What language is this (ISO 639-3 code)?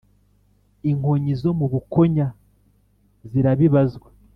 kin